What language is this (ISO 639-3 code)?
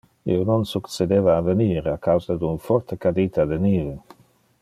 ina